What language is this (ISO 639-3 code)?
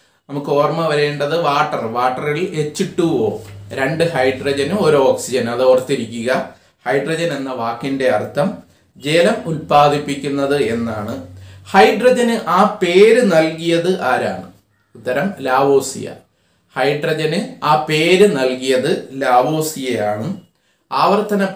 tur